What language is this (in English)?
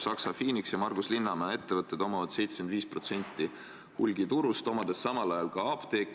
Estonian